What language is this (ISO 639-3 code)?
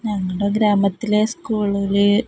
mal